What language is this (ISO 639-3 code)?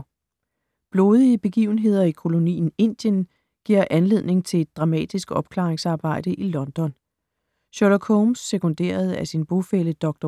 dan